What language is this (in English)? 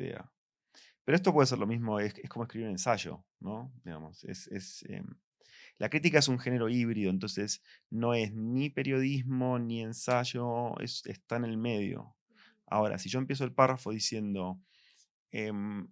Spanish